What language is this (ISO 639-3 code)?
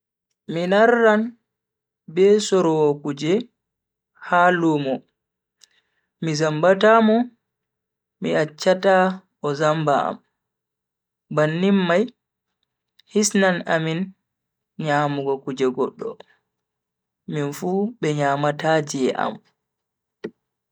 fui